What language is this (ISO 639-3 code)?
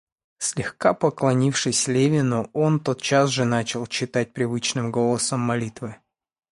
rus